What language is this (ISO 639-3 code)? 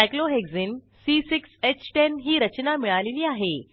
mar